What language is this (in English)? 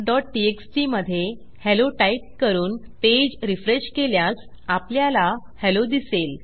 Marathi